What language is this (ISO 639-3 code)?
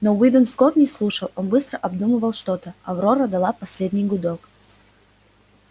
rus